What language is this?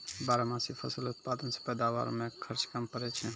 Maithili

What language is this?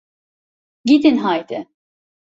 Turkish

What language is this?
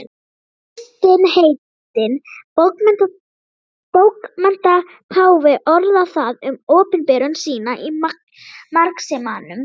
Icelandic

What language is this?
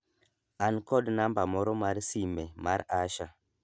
Luo (Kenya and Tanzania)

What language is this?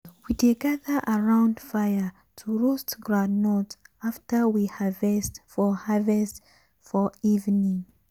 Nigerian Pidgin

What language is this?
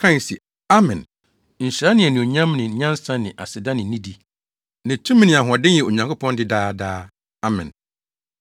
Akan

